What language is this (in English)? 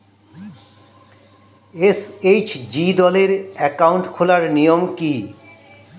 Bangla